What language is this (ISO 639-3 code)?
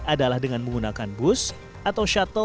ind